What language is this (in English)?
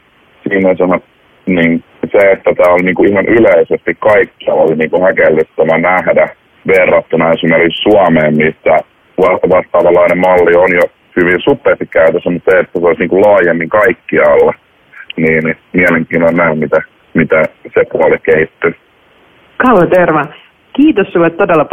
Finnish